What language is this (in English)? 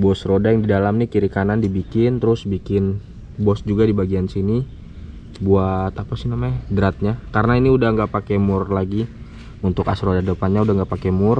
Indonesian